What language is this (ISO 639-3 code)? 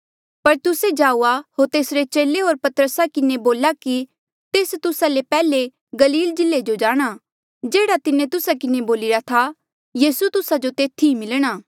mjl